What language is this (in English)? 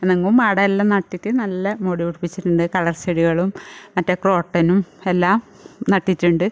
Malayalam